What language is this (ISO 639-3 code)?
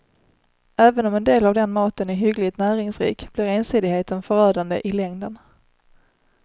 swe